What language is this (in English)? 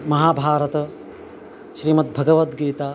Sanskrit